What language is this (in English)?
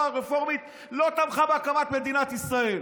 Hebrew